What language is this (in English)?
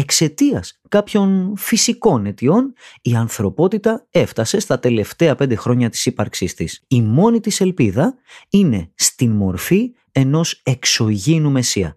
Greek